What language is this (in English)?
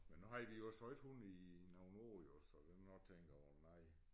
Danish